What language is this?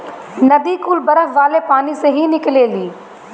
Bhojpuri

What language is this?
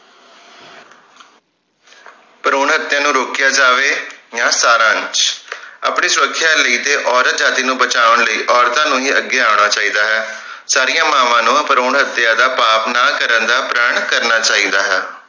Punjabi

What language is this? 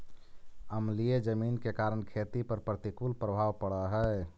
Magahi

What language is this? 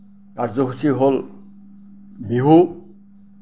Assamese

